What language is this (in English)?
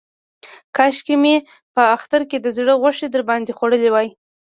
Pashto